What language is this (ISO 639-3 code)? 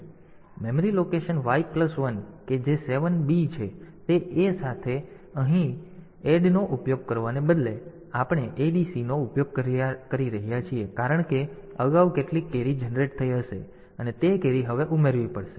guj